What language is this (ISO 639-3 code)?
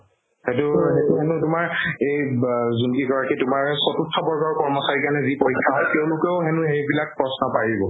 asm